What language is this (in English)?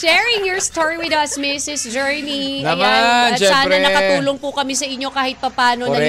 Filipino